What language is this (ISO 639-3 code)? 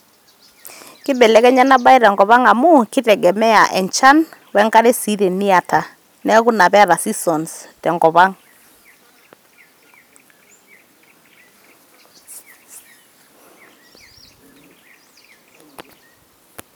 mas